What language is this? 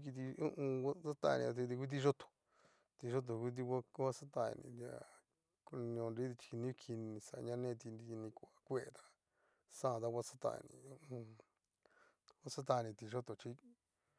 Cacaloxtepec Mixtec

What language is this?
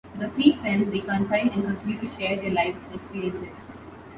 English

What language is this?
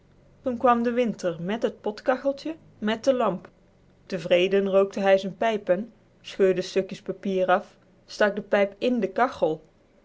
Dutch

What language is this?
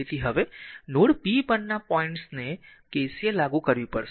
Gujarati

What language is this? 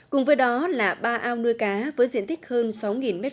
Vietnamese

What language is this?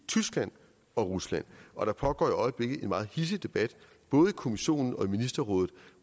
Danish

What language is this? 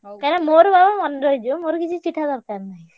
Odia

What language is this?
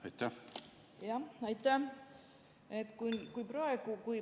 Estonian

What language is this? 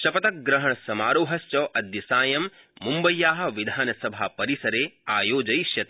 Sanskrit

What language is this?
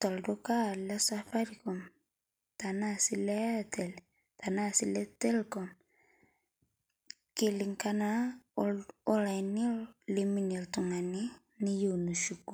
Masai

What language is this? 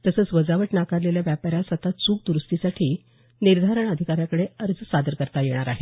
Marathi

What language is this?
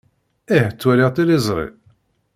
Kabyle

